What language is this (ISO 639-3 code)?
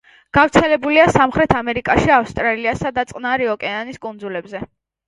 kat